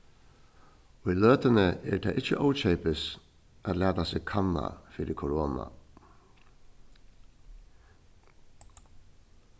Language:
Faroese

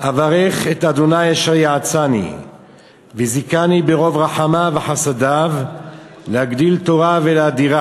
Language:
Hebrew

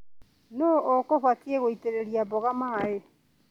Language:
Kikuyu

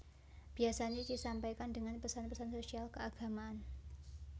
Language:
Javanese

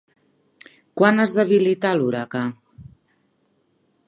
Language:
Catalan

